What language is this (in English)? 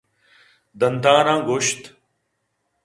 Eastern Balochi